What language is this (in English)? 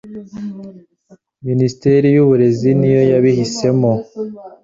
Kinyarwanda